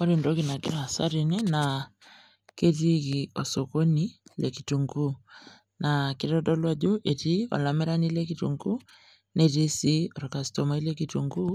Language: Masai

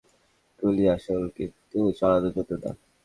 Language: Bangla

